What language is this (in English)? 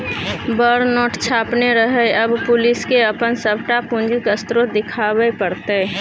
Maithili